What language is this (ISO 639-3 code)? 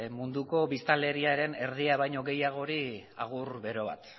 eus